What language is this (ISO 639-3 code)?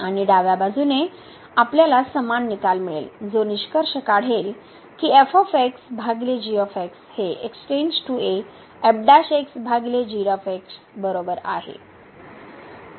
mar